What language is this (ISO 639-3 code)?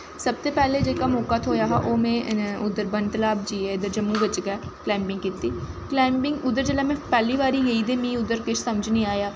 doi